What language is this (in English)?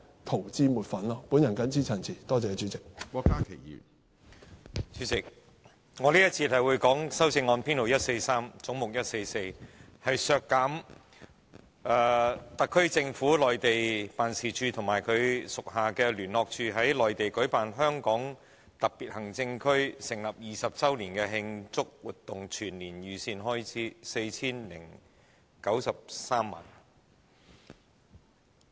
Cantonese